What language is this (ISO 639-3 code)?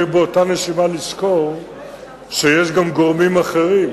heb